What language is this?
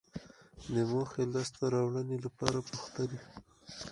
Pashto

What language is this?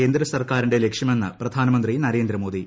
Malayalam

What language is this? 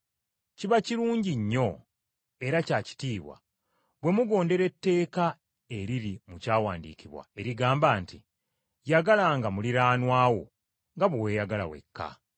Ganda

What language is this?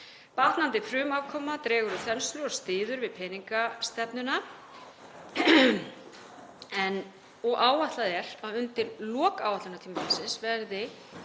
Icelandic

